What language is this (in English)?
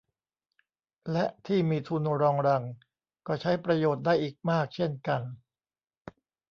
Thai